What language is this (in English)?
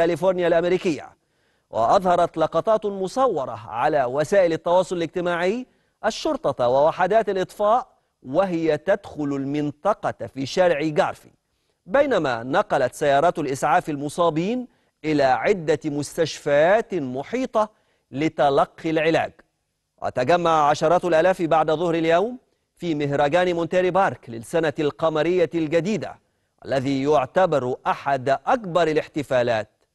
Arabic